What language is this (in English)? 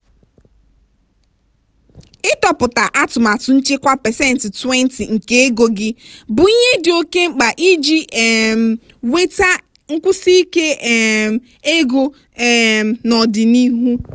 Igbo